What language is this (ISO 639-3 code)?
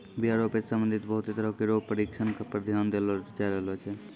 mai